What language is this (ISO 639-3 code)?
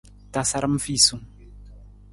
nmz